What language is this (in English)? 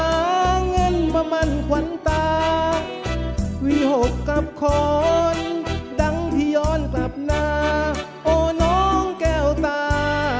Thai